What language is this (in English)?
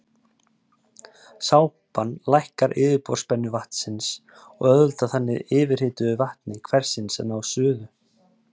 Icelandic